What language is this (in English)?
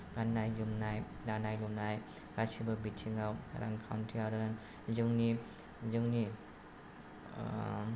Bodo